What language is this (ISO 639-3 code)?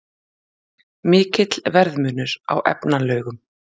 isl